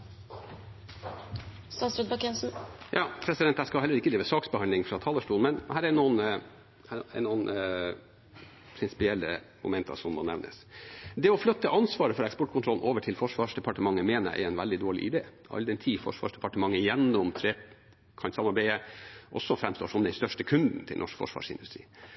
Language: Norwegian Bokmål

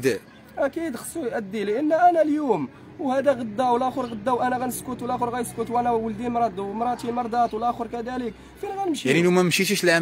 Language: Arabic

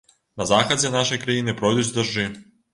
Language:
Belarusian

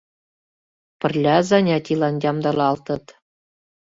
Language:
Mari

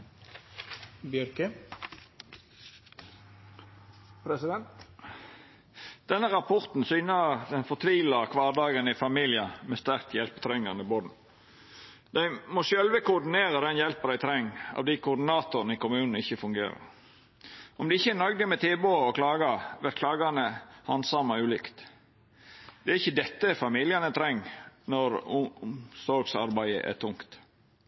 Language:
Norwegian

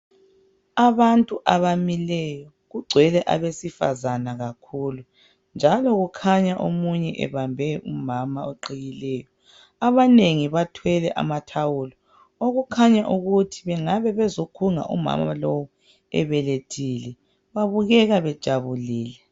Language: North Ndebele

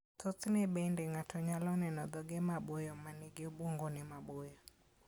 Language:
Luo (Kenya and Tanzania)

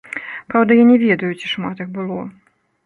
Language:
Belarusian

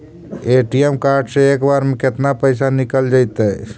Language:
Magahi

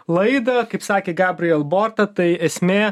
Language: Lithuanian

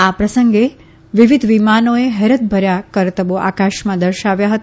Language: Gujarati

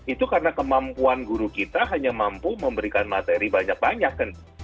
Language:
Indonesian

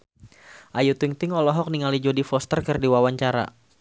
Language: Sundanese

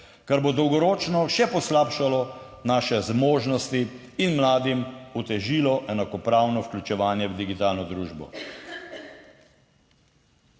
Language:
Slovenian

